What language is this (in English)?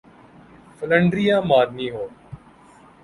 Urdu